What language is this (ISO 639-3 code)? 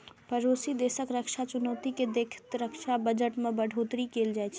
mai